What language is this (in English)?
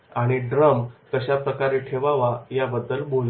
Marathi